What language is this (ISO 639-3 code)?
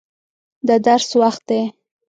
pus